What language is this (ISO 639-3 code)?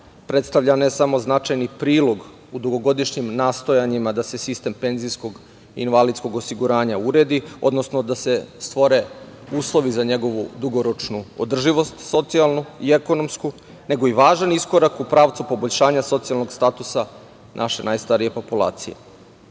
srp